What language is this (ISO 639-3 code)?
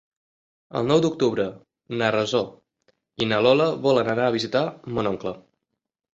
cat